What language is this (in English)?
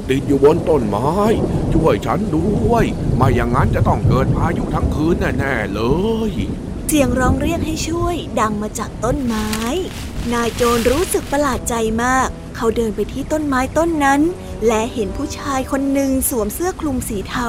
Thai